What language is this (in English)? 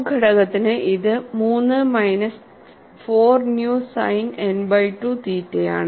Malayalam